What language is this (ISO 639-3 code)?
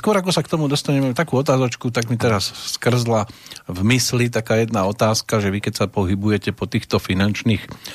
slk